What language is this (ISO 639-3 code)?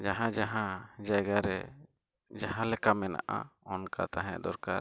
sat